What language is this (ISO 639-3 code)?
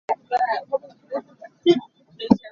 cnh